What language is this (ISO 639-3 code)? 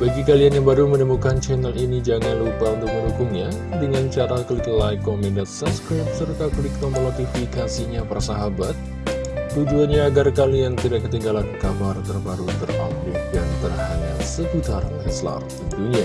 ind